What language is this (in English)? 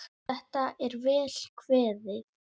Icelandic